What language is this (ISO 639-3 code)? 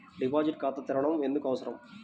tel